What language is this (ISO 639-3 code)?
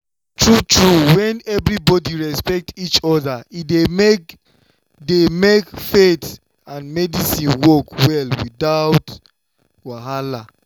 pcm